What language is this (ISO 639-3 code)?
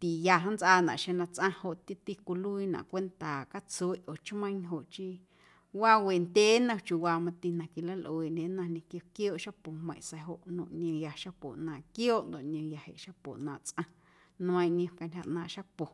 amu